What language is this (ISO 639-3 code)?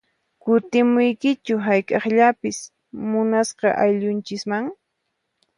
qxp